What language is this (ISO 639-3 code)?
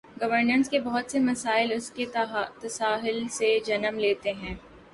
urd